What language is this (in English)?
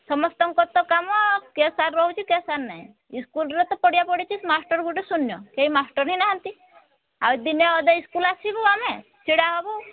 Odia